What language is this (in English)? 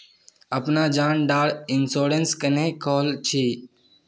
Magahi